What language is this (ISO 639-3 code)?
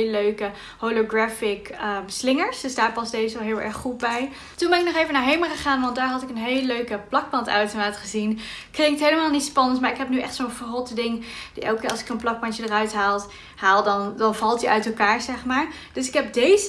nld